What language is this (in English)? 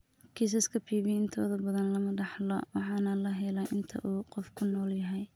Somali